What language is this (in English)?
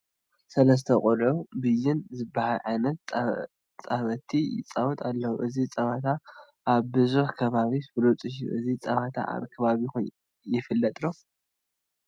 Tigrinya